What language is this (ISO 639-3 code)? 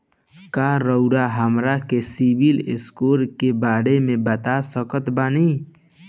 bho